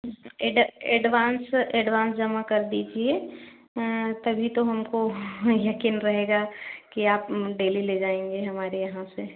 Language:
Hindi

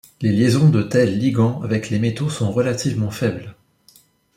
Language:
French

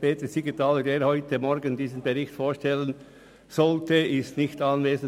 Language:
Swiss German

